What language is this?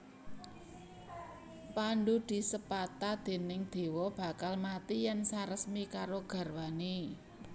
Javanese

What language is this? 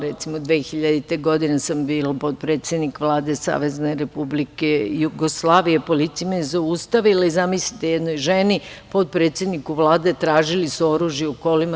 Serbian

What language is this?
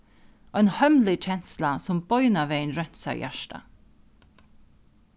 Faroese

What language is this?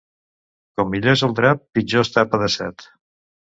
Catalan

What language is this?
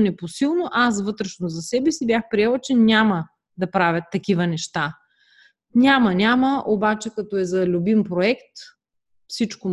Bulgarian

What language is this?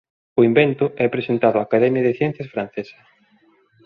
Galician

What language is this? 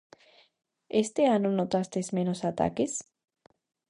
Galician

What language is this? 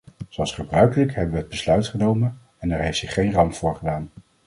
Dutch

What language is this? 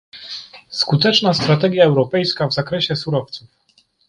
Polish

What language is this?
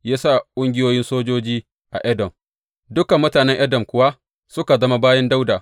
Hausa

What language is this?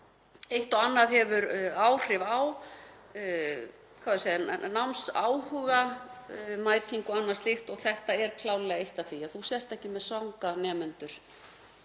Icelandic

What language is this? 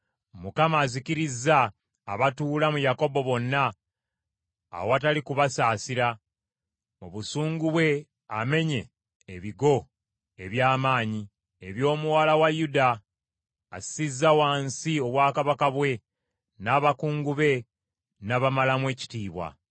Ganda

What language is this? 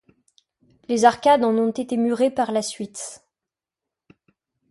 French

